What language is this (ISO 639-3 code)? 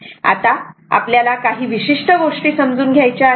mar